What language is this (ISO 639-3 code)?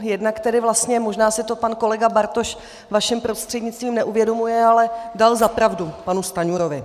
ces